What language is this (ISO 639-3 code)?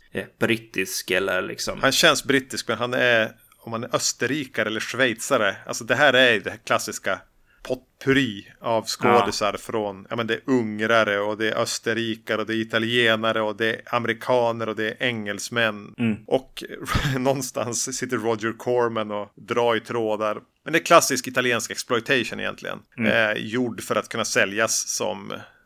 swe